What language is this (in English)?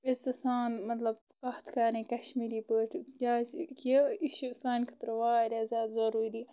Kashmiri